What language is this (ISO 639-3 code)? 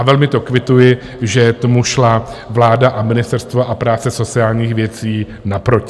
ces